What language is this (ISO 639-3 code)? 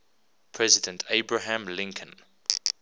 eng